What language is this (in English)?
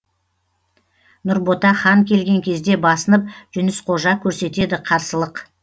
Kazakh